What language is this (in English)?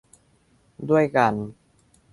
Thai